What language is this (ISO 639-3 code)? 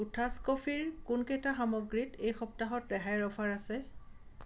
asm